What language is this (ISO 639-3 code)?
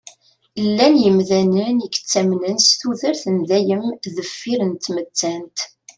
kab